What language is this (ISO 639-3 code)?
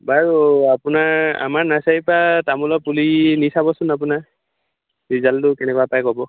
asm